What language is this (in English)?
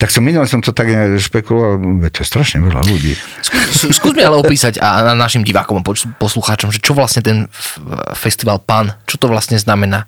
Slovak